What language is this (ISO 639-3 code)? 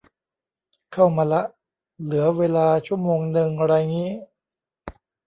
tha